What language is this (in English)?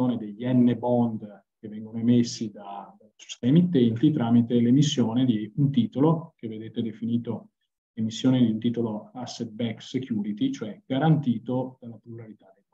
Italian